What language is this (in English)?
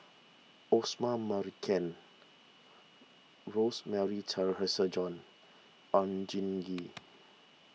English